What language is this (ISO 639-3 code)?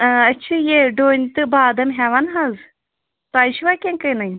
kas